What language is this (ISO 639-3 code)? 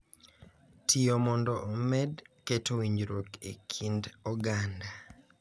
luo